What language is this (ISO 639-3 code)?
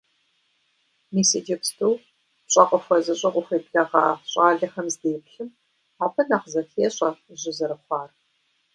kbd